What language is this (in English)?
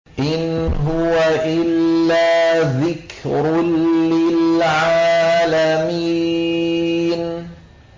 Arabic